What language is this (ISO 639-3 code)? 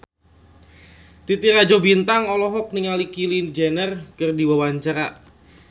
sun